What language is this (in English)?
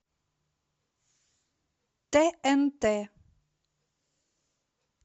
Russian